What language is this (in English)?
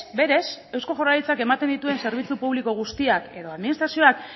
Basque